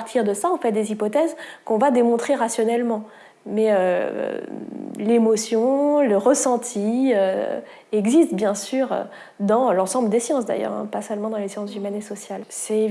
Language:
French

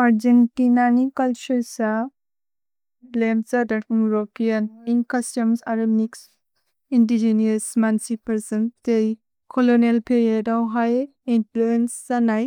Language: Bodo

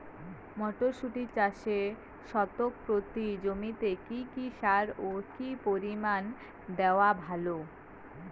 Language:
Bangla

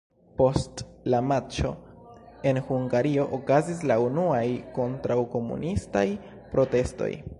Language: Esperanto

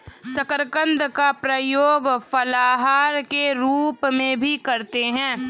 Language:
Hindi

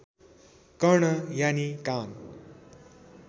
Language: Nepali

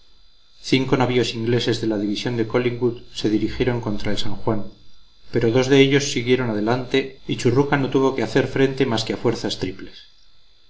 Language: Spanish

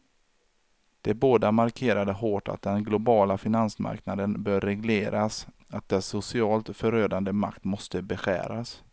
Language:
Swedish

